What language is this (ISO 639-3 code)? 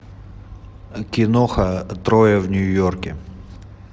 rus